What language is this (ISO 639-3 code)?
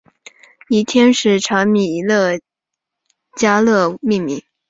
zho